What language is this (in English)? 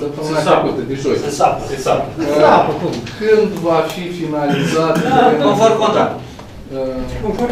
Romanian